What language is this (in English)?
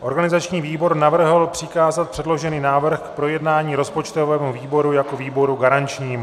Czech